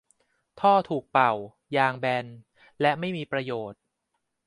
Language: Thai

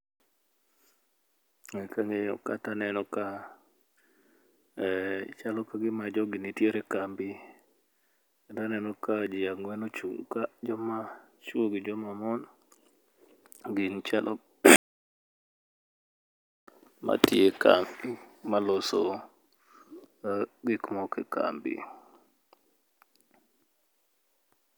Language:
Luo (Kenya and Tanzania)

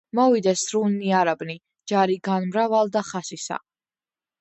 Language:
Georgian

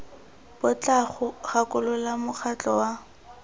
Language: Tswana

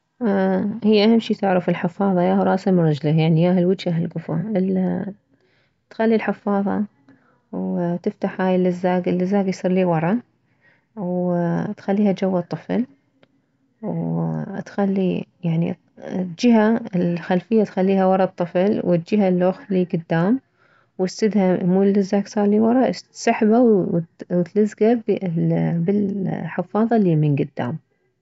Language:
Mesopotamian Arabic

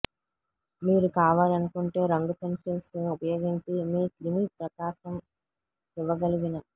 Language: Telugu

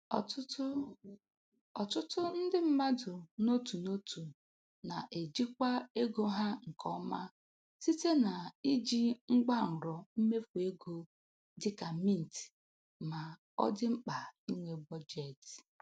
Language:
Igbo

